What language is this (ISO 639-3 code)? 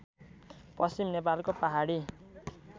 nep